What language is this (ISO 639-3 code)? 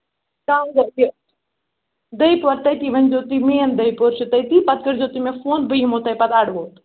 kas